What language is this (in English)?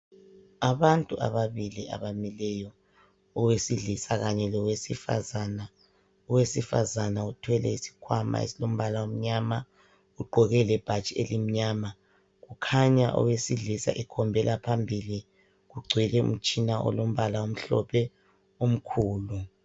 North Ndebele